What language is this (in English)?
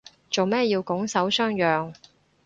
Cantonese